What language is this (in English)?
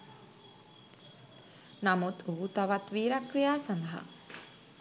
Sinhala